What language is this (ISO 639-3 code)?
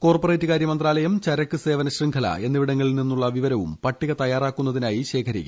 mal